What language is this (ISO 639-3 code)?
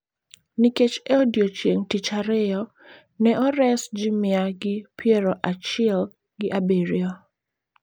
luo